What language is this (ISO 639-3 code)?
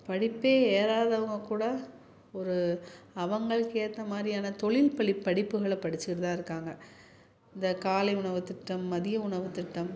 tam